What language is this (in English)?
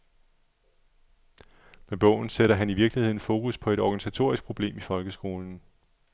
Danish